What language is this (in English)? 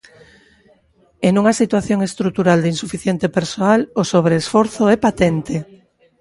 Galician